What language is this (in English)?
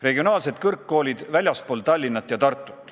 Estonian